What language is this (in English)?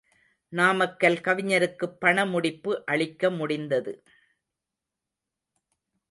Tamil